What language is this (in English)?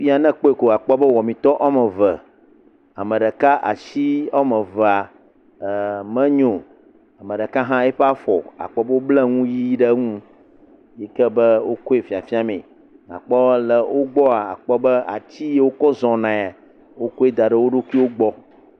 Ewe